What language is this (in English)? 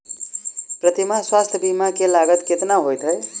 Maithili